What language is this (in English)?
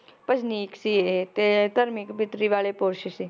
Punjabi